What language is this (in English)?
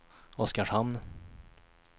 Swedish